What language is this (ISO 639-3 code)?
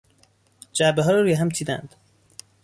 fas